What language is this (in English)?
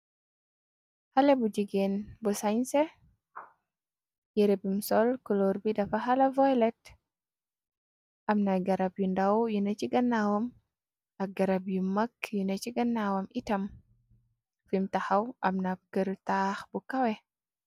Wolof